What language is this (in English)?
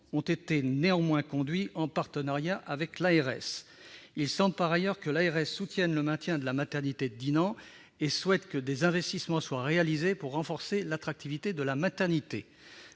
French